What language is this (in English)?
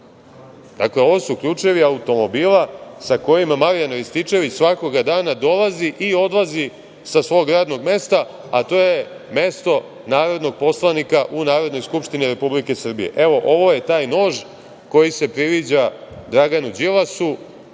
Serbian